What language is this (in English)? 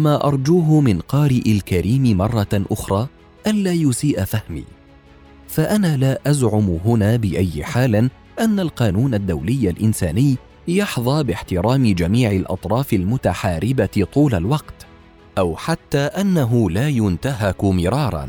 Arabic